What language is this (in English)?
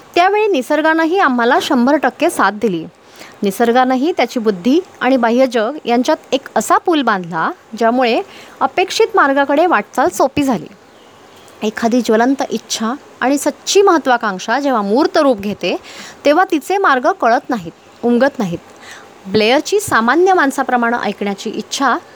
Marathi